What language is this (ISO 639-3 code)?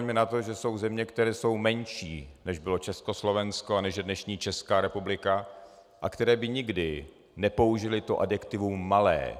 ces